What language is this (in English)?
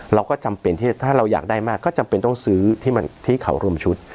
Thai